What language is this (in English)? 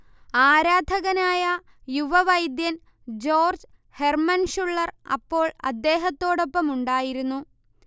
Malayalam